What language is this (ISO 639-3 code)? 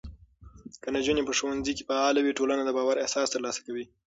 pus